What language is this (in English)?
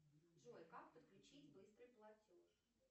Russian